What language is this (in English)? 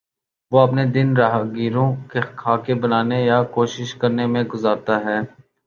Urdu